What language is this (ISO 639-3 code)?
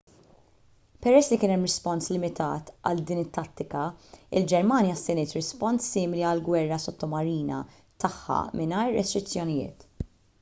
mlt